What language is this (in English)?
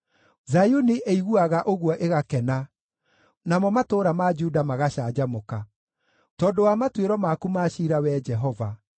Kikuyu